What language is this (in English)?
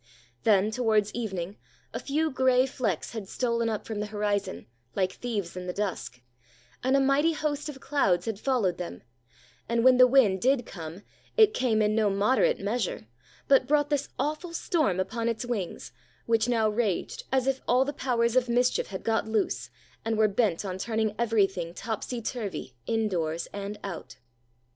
English